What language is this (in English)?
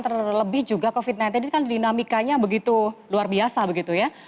Indonesian